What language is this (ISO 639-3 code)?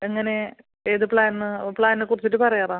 mal